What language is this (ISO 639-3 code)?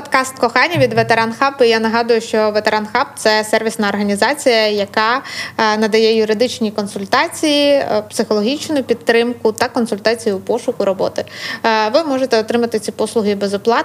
ukr